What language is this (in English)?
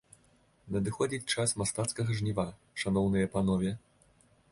Belarusian